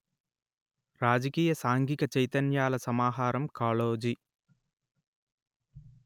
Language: Telugu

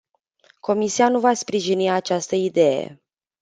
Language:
Romanian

